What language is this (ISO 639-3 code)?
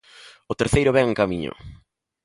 glg